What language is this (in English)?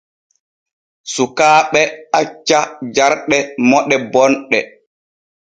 Borgu Fulfulde